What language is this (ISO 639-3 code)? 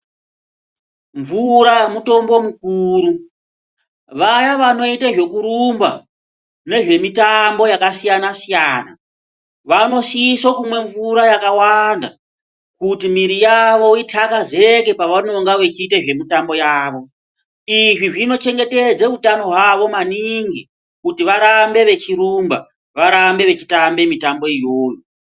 ndc